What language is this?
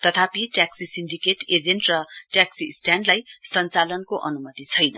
Nepali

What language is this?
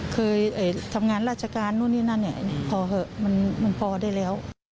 Thai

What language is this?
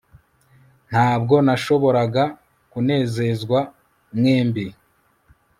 Kinyarwanda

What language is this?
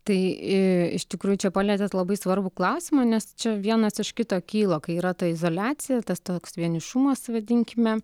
Lithuanian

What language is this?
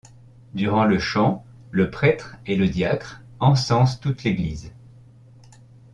French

